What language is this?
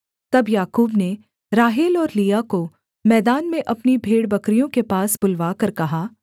Hindi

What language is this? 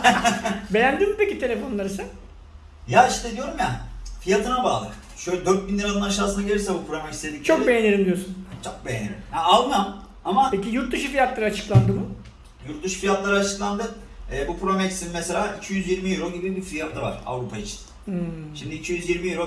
Turkish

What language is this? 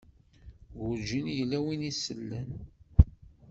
Kabyle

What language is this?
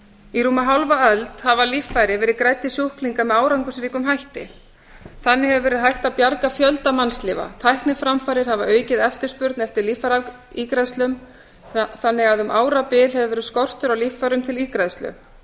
Icelandic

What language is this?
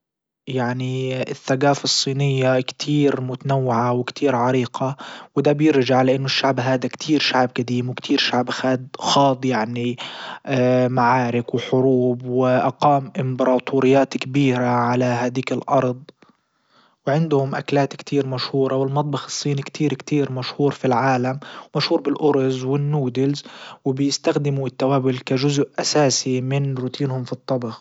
Libyan Arabic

